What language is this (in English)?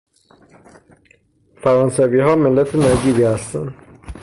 Persian